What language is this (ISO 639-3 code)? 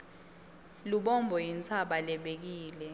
ssw